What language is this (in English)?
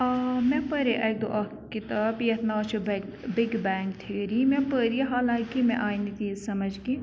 Kashmiri